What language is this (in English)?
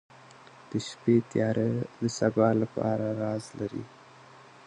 Pashto